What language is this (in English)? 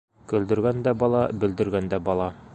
Bashkir